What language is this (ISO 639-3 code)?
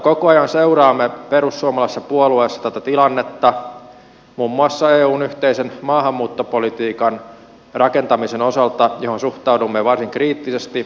fin